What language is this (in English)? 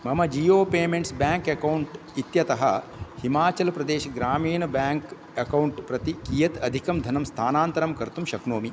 Sanskrit